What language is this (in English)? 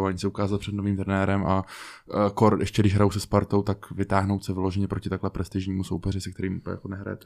Czech